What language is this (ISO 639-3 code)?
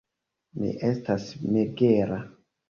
epo